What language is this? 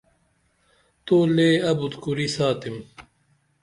Dameli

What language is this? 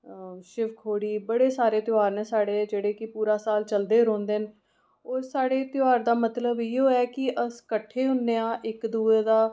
Dogri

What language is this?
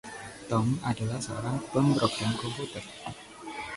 Indonesian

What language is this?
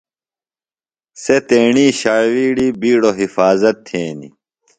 Phalura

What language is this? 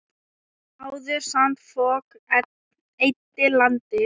Icelandic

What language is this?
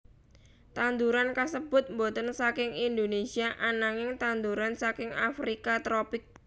Javanese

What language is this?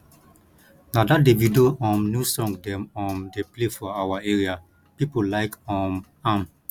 Nigerian Pidgin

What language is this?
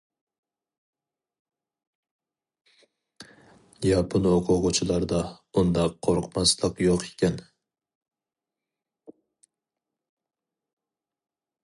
Uyghur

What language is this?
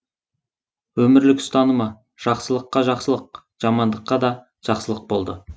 Kazakh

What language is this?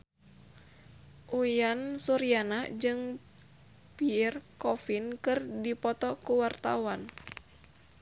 Sundanese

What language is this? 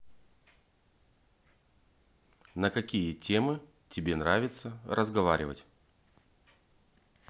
Russian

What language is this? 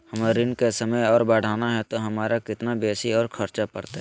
Magahi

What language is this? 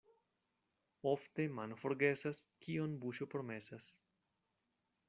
Esperanto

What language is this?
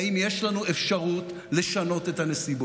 Hebrew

